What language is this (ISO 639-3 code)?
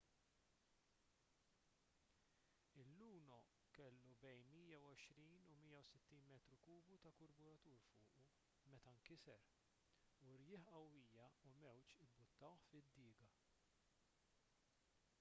mlt